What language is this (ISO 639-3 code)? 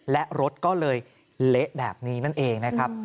tha